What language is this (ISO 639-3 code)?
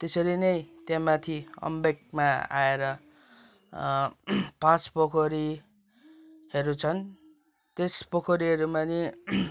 nep